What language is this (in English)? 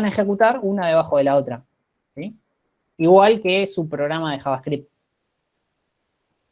Spanish